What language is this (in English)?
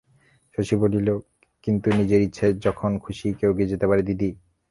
Bangla